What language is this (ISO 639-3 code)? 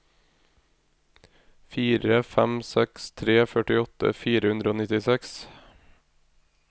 nor